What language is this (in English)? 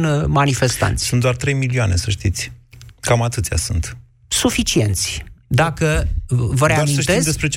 Romanian